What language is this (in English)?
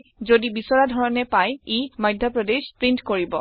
Assamese